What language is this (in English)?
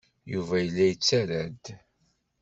Kabyle